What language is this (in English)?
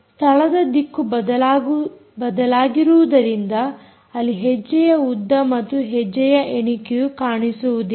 Kannada